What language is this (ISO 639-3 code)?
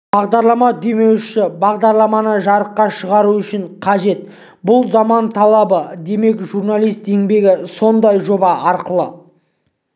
kaz